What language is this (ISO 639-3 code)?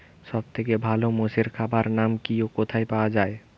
ben